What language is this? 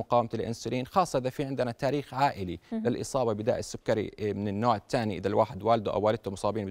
Arabic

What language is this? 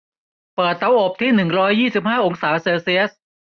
Thai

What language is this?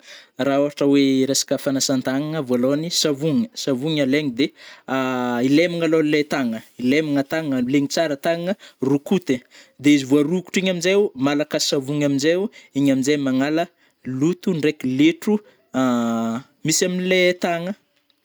Northern Betsimisaraka Malagasy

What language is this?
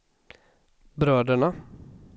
Swedish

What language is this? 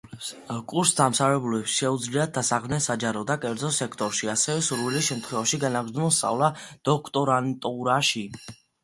Georgian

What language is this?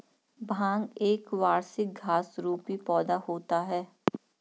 Hindi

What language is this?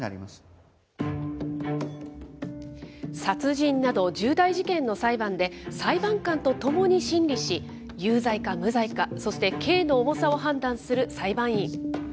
Japanese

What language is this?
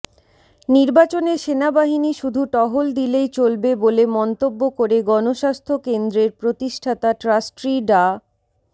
Bangla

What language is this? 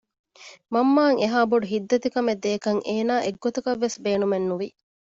Divehi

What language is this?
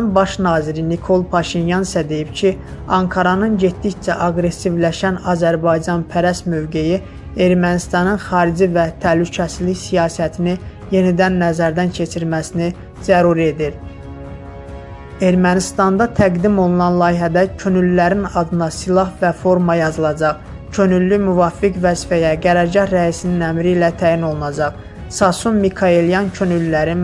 Turkish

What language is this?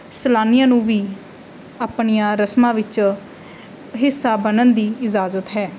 Punjabi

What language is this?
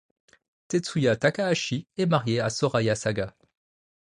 French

